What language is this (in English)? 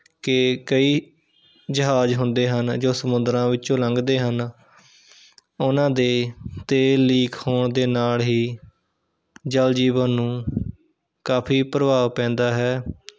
Punjabi